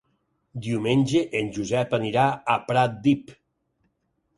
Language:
Catalan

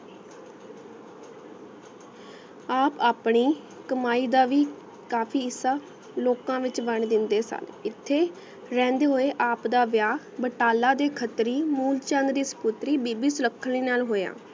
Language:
Punjabi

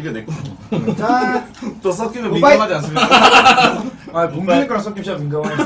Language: Korean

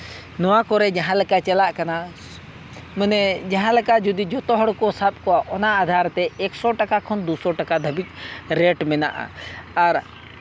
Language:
Santali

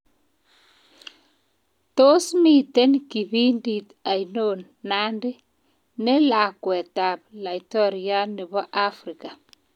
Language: Kalenjin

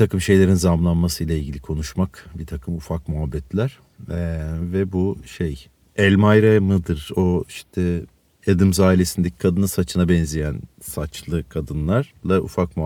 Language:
Turkish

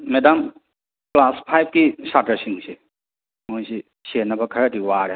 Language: Manipuri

